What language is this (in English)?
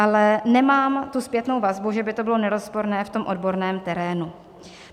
Czech